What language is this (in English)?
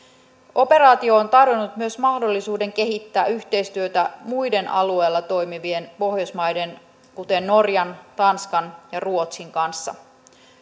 Finnish